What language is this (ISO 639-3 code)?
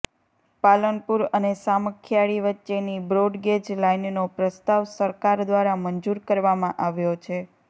guj